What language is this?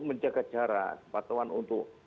Indonesian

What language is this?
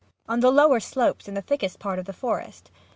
English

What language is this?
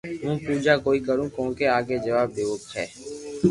Loarki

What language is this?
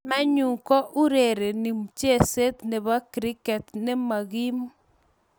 Kalenjin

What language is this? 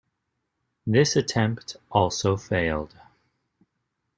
English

